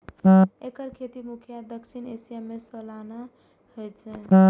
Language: Maithili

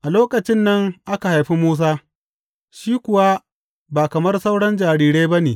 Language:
Hausa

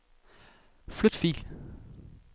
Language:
Danish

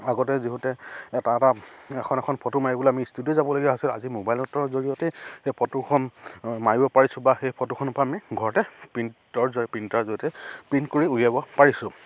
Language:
Assamese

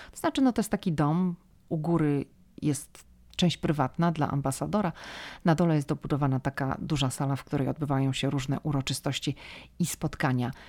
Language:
Polish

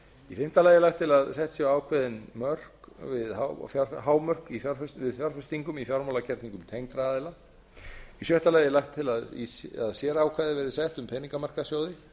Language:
Icelandic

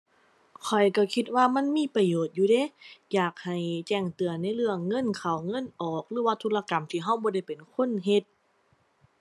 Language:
Thai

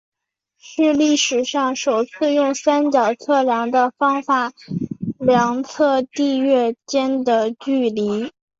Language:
Chinese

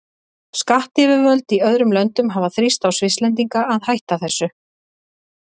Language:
Icelandic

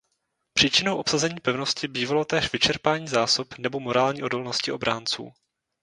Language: Czech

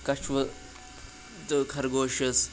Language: Kashmiri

